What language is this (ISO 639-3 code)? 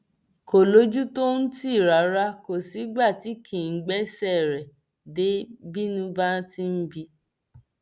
yor